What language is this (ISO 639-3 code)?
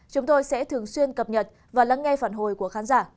vie